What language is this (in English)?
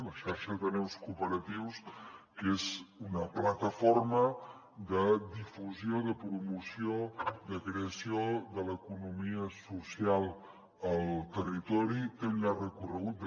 Catalan